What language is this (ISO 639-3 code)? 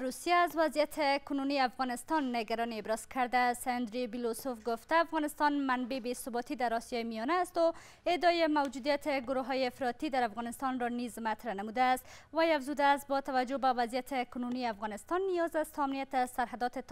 fas